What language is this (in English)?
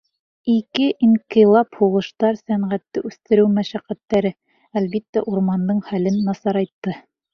Bashkir